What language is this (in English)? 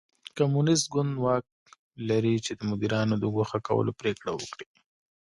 Pashto